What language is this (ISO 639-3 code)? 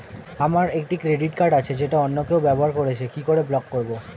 ben